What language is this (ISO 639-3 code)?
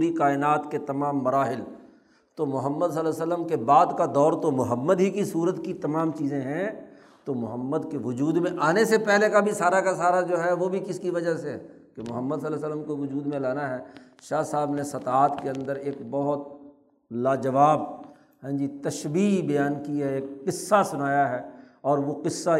urd